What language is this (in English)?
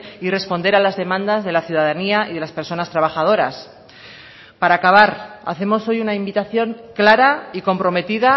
Spanish